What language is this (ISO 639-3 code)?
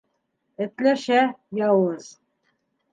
bak